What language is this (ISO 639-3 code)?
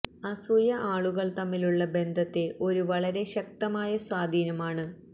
mal